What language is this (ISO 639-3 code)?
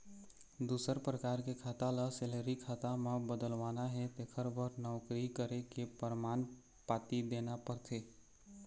hne